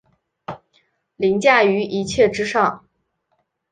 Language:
Chinese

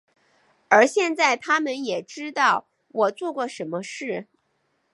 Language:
Chinese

